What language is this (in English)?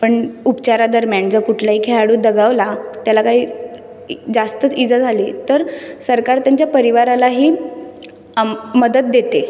Marathi